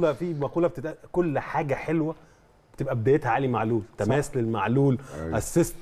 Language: Arabic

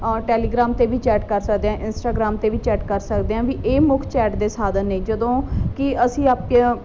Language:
Punjabi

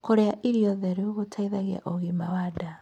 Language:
Kikuyu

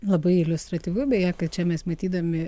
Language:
Lithuanian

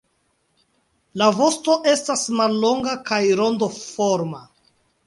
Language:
Esperanto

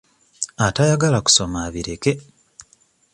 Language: Ganda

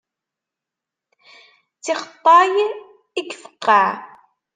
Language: Kabyle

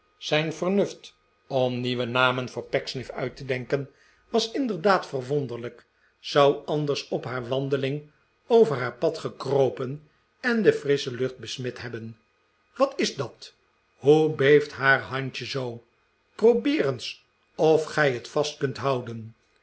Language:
Dutch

